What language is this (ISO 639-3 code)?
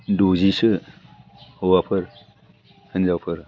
brx